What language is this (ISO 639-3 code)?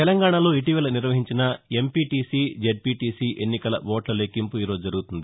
tel